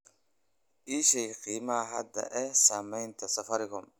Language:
Somali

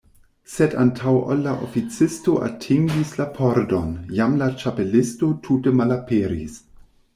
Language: Esperanto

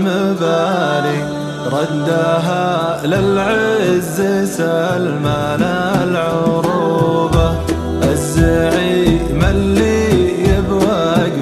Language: Arabic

